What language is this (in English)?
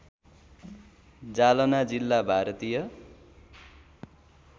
Nepali